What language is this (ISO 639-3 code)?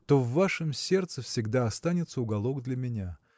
rus